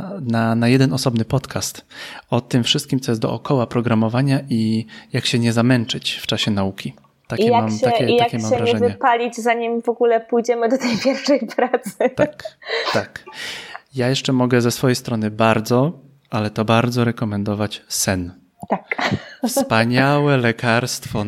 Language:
Polish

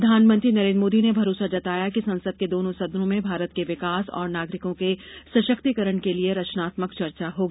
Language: Hindi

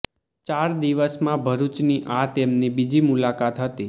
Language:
Gujarati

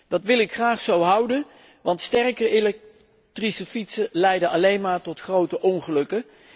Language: Dutch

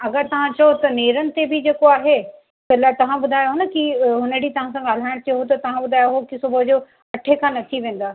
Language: Sindhi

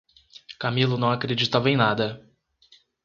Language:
Portuguese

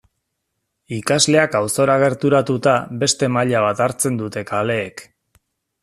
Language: Basque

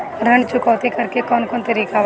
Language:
Bhojpuri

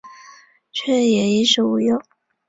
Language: Chinese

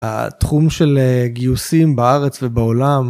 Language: Hebrew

